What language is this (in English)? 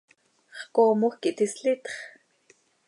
Seri